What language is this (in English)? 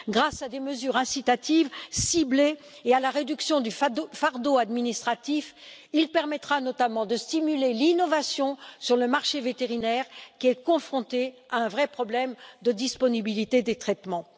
French